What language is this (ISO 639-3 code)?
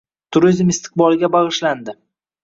uzb